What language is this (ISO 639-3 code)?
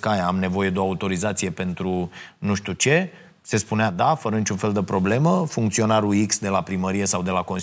ron